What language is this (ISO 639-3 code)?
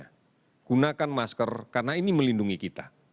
ind